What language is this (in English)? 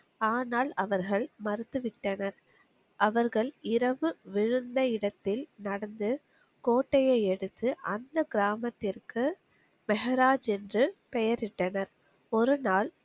Tamil